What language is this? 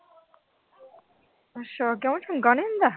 Punjabi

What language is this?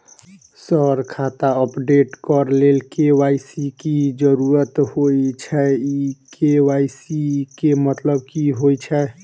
Maithili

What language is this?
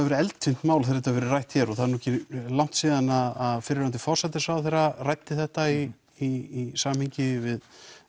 Icelandic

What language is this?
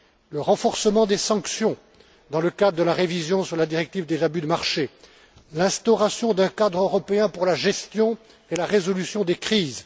French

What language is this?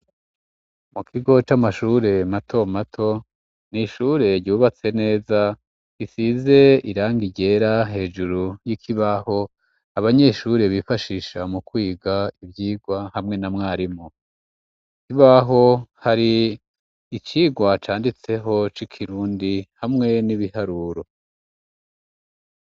Rundi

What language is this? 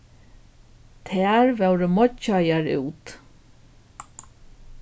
Faroese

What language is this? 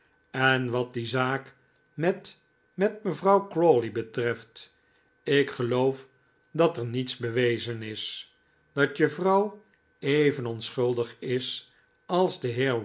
Dutch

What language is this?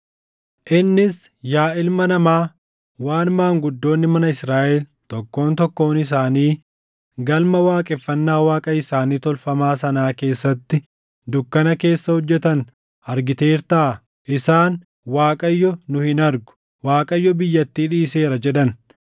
Oromo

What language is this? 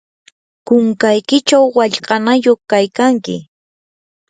Yanahuanca Pasco Quechua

